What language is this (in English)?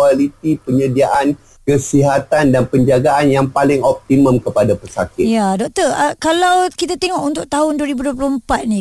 Malay